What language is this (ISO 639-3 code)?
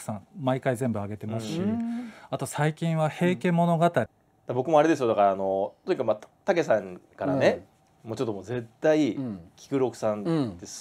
jpn